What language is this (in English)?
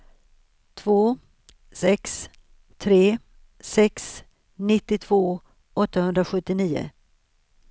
Swedish